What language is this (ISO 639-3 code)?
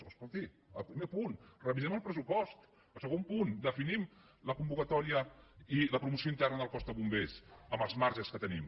cat